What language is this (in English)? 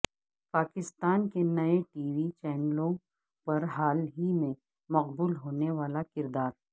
Urdu